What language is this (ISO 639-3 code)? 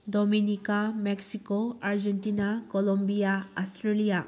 mni